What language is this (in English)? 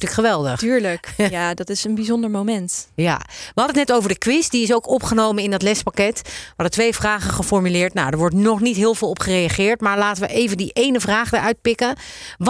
Dutch